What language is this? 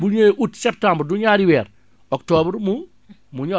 Wolof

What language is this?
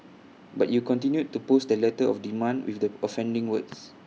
English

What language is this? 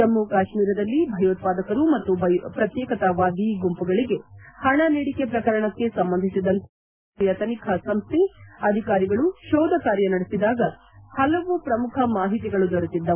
Kannada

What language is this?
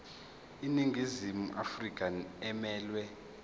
Zulu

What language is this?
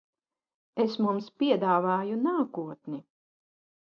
Latvian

